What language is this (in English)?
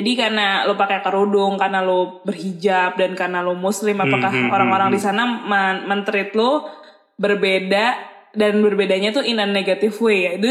Indonesian